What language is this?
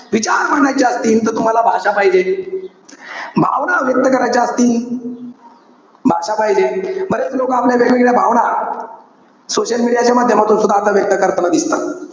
Marathi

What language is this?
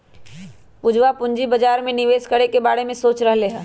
Magahi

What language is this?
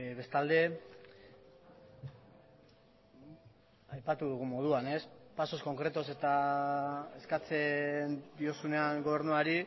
Basque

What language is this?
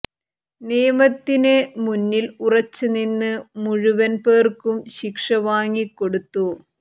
Malayalam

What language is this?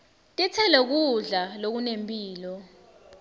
Swati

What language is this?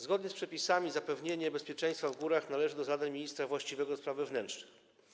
Polish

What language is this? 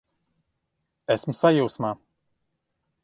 Latvian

